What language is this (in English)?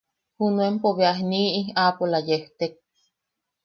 Yaqui